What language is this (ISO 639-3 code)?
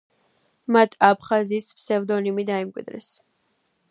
kat